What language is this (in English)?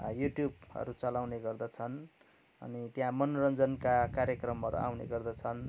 Nepali